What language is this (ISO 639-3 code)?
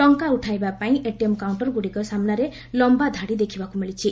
ori